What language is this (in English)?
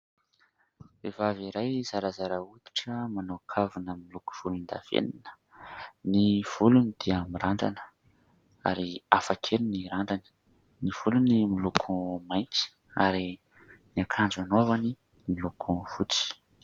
Malagasy